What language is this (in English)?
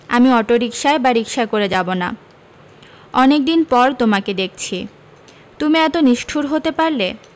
Bangla